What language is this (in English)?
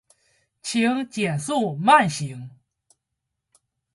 Chinese